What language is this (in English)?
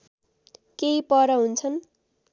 Nepali